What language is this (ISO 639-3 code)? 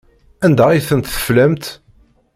kab